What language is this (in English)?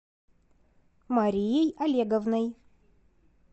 Russian